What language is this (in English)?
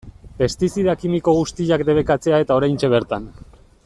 Basque